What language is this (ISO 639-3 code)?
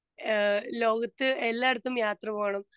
mal